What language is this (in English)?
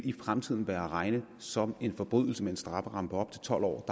Danish